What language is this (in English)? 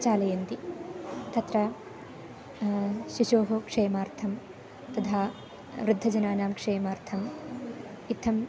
Sanskrit